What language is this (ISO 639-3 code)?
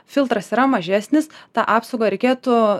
lit